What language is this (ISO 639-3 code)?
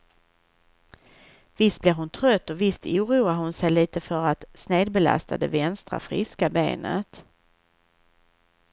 swe